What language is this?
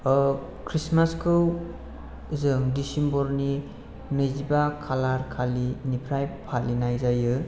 Bodo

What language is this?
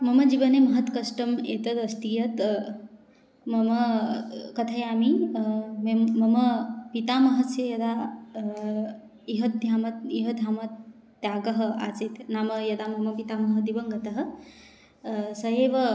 Sanskrit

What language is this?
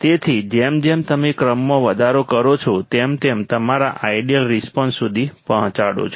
Gujarati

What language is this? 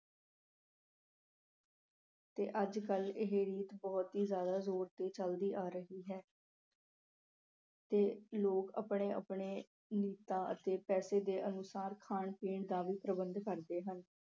Punjabi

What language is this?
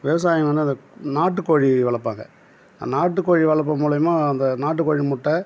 Tamil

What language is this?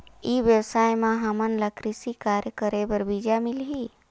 Chhattisgarhi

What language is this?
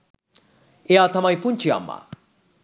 Sinhala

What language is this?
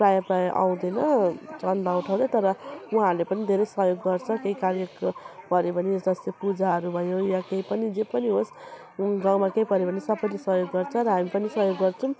Nepali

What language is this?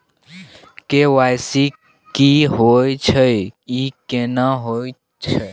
Maithili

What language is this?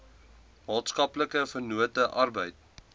Afrikaans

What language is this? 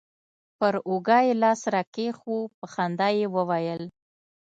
Pashto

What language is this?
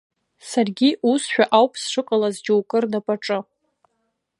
Abkhazian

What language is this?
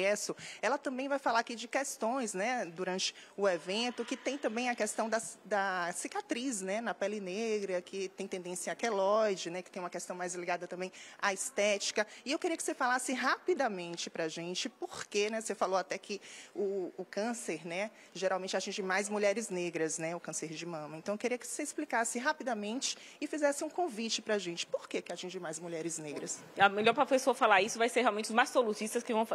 Portuguese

